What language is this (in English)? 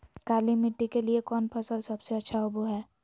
Magahi